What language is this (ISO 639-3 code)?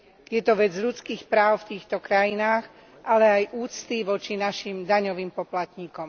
slk